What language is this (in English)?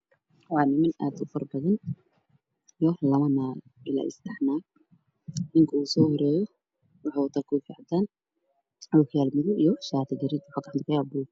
Somali